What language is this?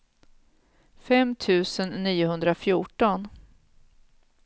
Swedish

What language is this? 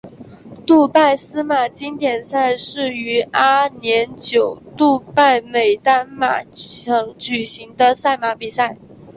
Chinese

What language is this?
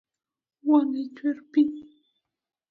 Luo (Kenya and Tanzania)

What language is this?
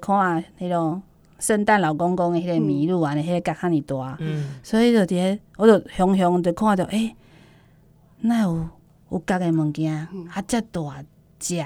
Chinese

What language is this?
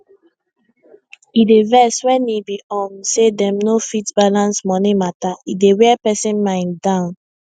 Nigerian Pidgin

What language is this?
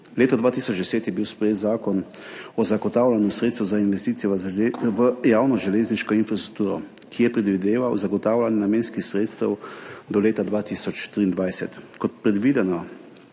Slovenian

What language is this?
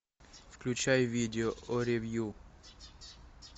Russian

